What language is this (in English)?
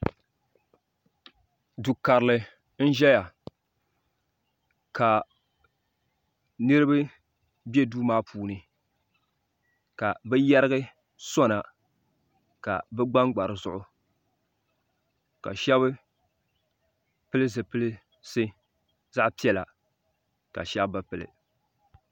Dagbani